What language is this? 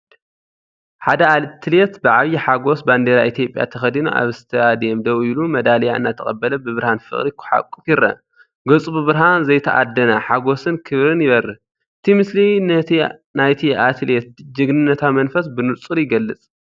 Tigrinya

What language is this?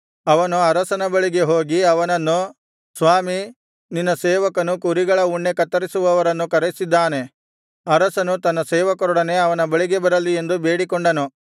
Kannada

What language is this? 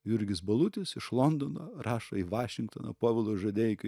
Lithuanian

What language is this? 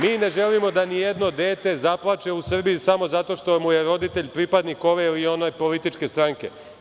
Serbian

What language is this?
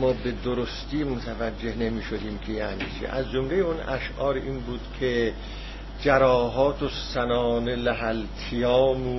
Persian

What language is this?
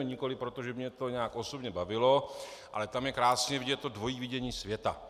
Czech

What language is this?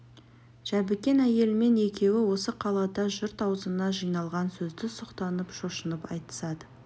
Kazakh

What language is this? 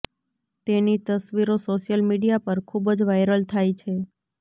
Gujarati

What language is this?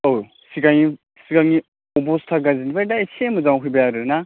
Bodo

